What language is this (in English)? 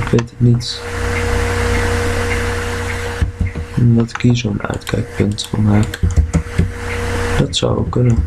Dutch